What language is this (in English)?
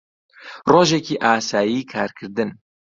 Central Kurdish